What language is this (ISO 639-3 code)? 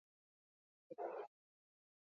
eus